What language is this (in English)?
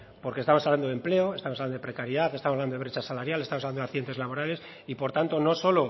Spanish